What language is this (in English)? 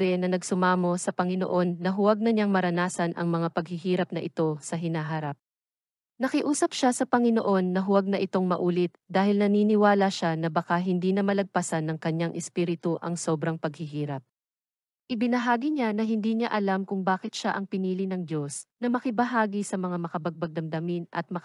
Filipino